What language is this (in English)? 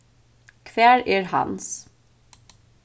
Faroese